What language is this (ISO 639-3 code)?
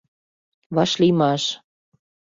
chm